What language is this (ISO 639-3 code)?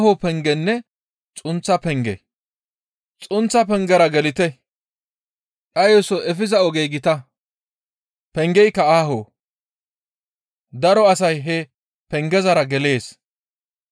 gmv